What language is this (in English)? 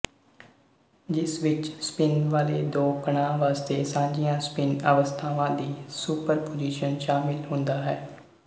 Punjabi